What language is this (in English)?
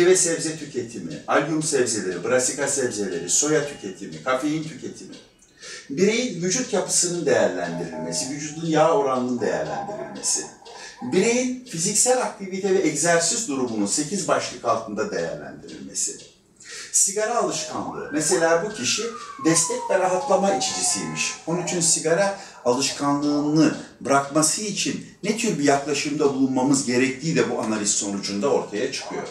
Turkish